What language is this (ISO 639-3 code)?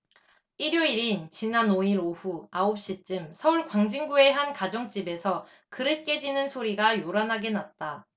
kor